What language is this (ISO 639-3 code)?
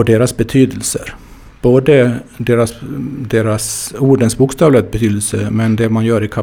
swe